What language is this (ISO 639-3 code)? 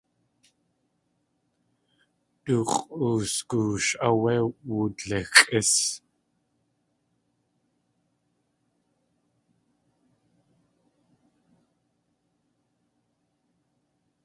tli